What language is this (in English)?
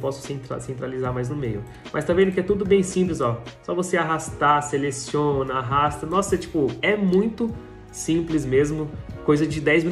Portuguese